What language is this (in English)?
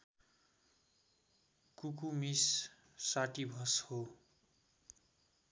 Nepali